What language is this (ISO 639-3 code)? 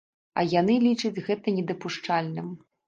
bel